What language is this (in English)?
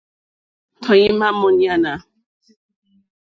Mokpwe